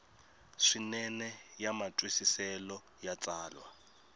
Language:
Tsonga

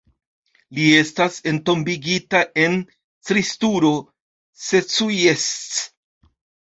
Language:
Esperanto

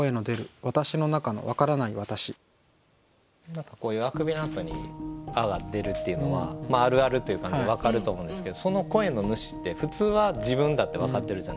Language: Japanese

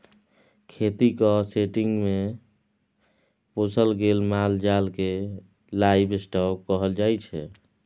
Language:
Maithili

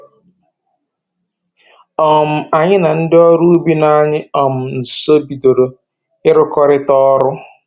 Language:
Igbo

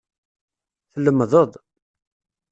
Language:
Kabyle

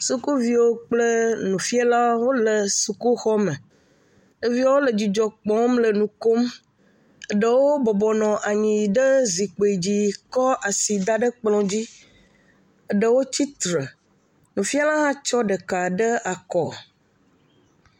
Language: Ewe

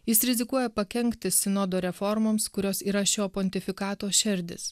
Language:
Lithuanian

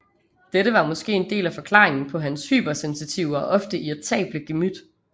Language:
Danish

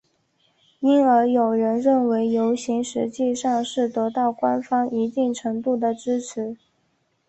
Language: Chinese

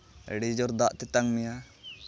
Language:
Santali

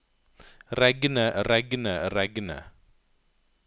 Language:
Norwegian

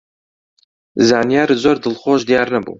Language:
Central Kurdish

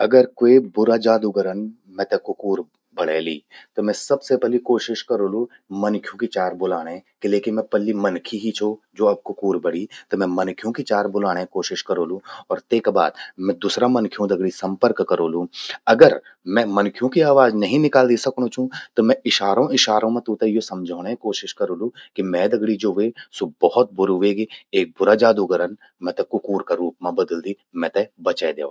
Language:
Garhwali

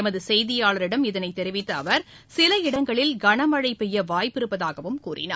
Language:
Tamil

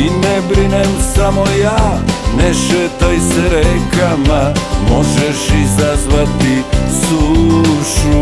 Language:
Croatian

